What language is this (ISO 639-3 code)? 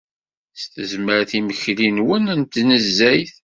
kab